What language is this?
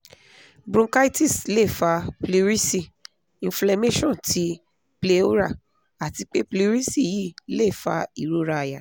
Yoruba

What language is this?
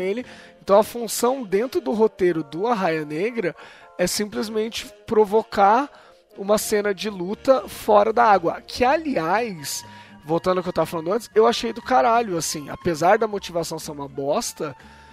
Portuguese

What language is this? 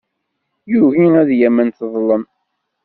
Kabyle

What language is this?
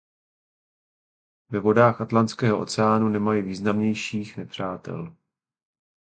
Czech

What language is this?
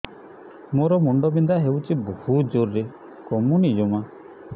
Odia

